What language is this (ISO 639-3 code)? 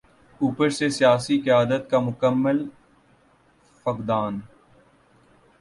urd